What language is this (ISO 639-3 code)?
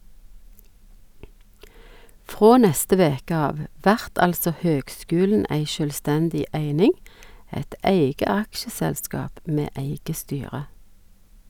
nor